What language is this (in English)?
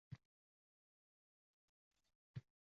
Uzbek